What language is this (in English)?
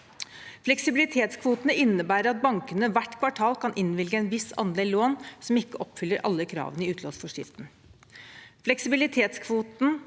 Norwegian